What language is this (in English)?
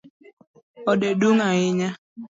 Luo (Kenya and Tanzania)